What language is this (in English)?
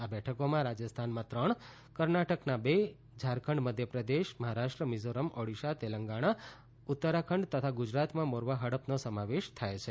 Gujarati